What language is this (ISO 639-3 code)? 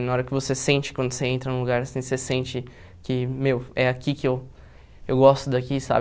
por